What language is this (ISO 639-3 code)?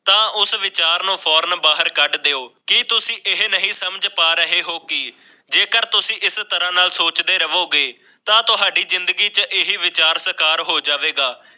pan